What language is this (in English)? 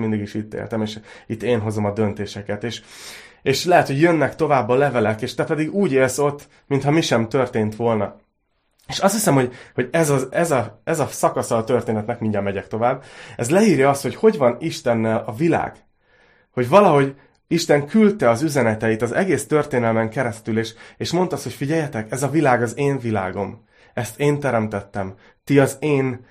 Hungarian